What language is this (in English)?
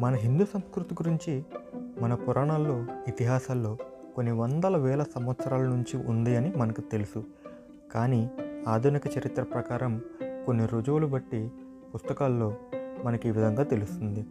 Telugu